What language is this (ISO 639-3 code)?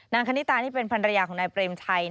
tha